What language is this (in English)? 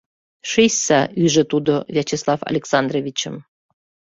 Mari